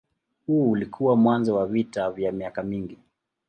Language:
Swahili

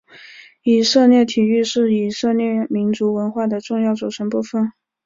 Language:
Chinese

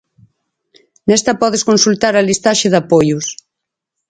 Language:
Galician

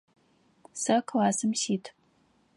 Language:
Adyghe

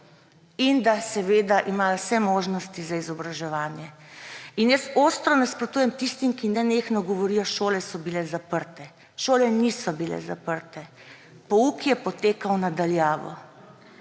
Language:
Slovenian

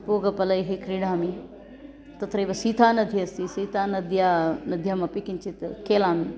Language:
Sanskrit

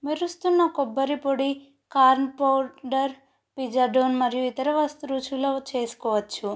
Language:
Telugu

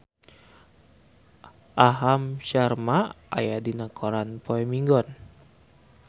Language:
Sundanese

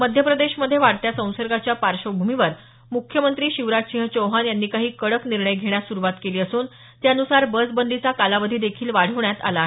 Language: Marathi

